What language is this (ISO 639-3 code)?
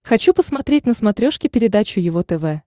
rus